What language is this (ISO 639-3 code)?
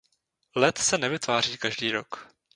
ces